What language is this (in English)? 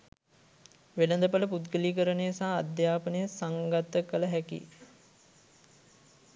Sinhala